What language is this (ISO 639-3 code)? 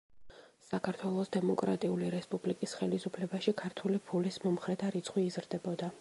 kat